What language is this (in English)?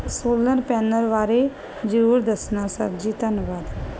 Punjabi